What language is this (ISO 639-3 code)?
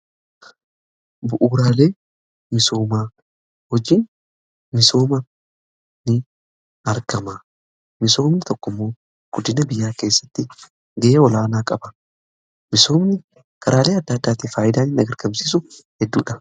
orm